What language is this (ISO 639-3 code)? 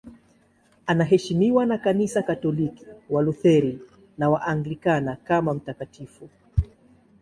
swa